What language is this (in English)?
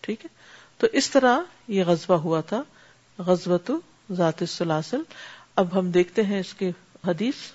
Urdu